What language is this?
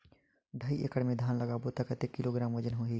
Chhattisgarhi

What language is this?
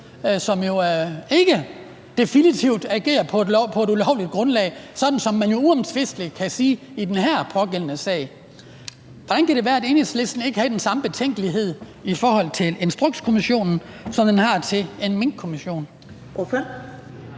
Danish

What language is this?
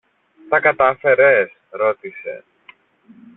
Greek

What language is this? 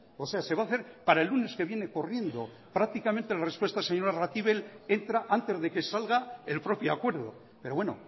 Spanish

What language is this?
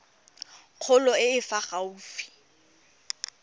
Tswana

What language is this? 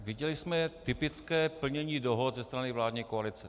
Czech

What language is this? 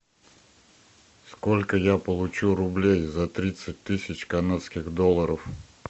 Russian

